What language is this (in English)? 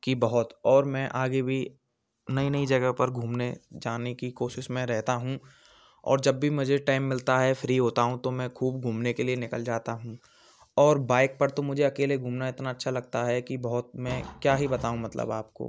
Hindi